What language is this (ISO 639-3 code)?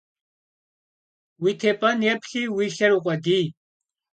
kbd